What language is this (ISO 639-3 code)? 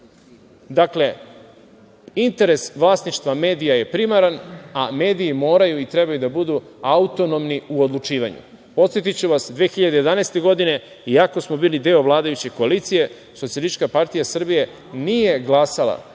srp